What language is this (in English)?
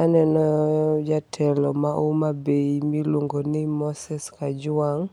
Luo (Kenya and Tanzania)